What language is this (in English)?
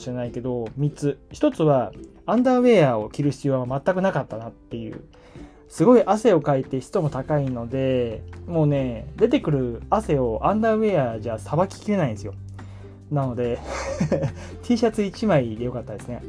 Japanese